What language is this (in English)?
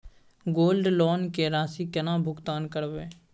Maithili